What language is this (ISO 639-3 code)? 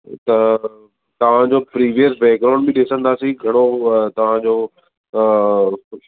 snd